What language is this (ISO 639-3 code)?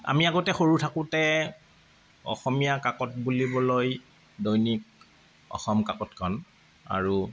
asm